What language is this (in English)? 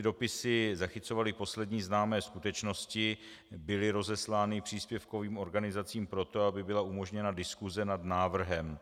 Czech